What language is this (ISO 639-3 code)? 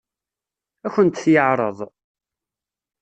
kab